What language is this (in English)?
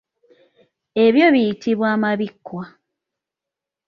Ganda